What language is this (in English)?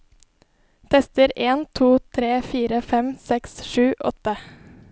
Norwegian